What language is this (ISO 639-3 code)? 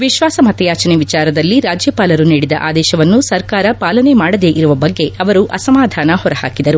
kan